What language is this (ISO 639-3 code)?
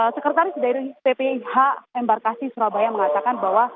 ind